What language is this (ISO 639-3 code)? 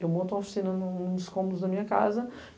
por